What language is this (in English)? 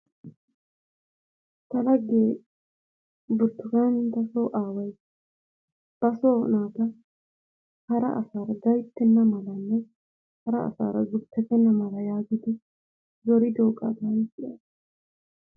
Wolaytta